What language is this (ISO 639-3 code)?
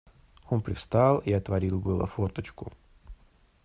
rus